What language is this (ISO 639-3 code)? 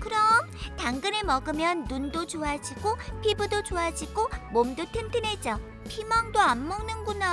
kor